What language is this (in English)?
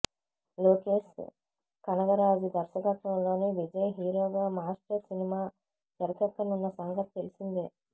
Telugu